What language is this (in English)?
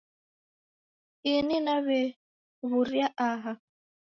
Taita